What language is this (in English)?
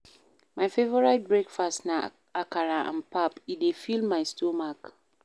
Nigerian Pidgin